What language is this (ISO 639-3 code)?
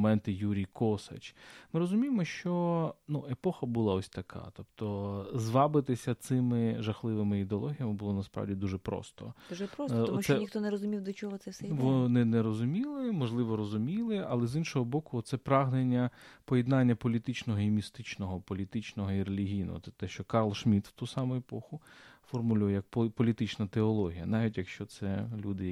ukr